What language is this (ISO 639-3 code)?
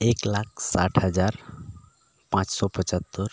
sat